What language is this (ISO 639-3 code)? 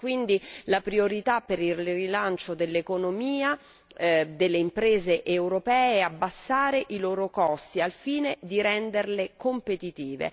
ita